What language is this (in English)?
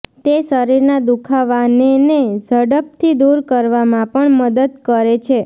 Gujarati